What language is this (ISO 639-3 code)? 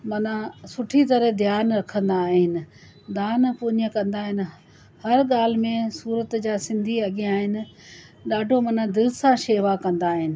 snd